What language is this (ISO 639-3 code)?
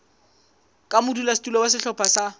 sot